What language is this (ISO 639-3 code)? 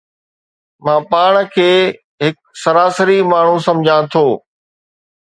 snd